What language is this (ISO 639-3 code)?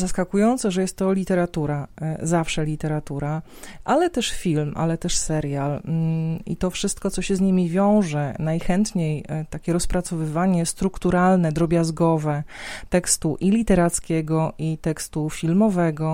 pol